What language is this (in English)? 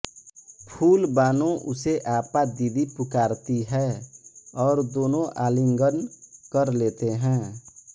Hindi